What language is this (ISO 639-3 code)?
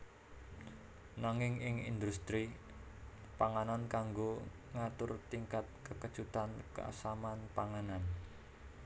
jav